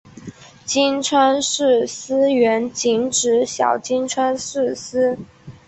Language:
Chinese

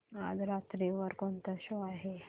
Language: Marathi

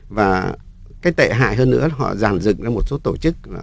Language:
Vietnamese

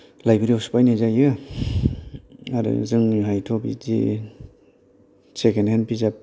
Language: Bodo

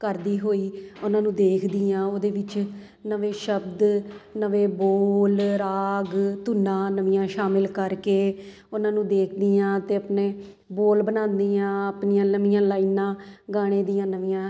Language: Punjabi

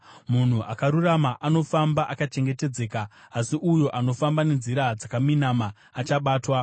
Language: Shona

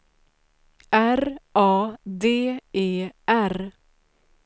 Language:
Swedish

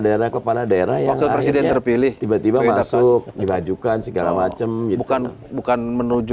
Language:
Indonesian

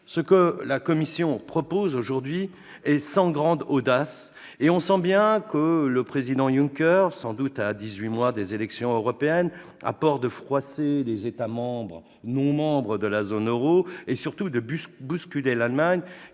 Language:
French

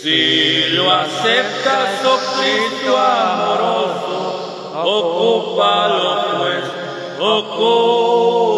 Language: Romanian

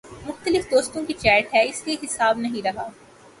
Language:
Urdu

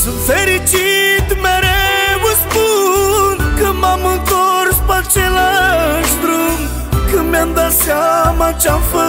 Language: Romanian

